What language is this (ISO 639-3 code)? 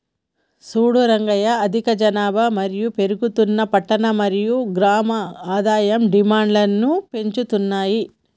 tel